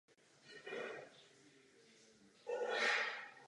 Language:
Czech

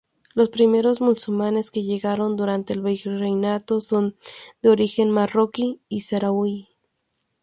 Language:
Spanish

